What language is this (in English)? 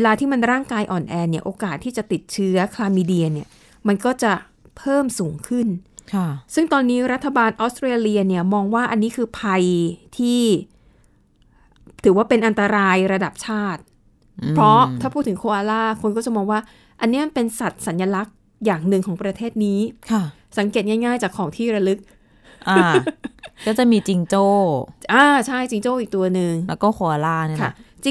Thai